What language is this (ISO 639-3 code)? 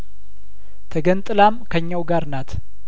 amh